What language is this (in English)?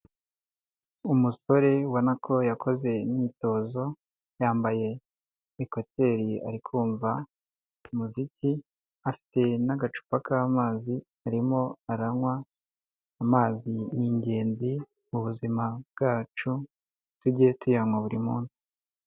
Kinyarwanda